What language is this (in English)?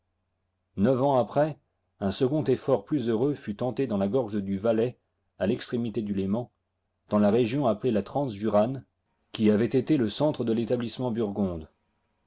French